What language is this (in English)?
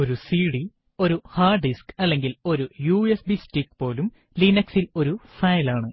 Malayalam